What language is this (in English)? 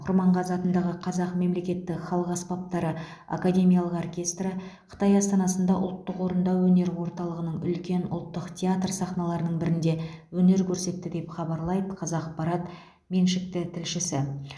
Kazakh